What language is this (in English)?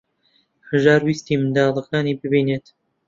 Central Kurdish